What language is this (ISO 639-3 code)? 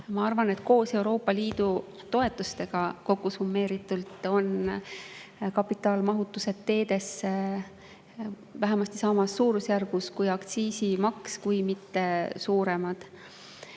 est